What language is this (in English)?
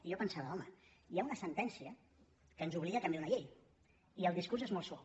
Catalan